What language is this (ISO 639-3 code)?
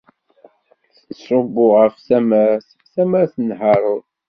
kab